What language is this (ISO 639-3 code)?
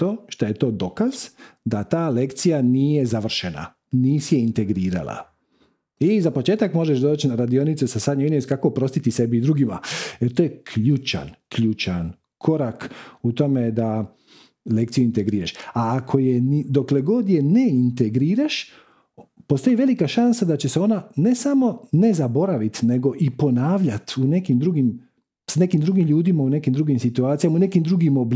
hrv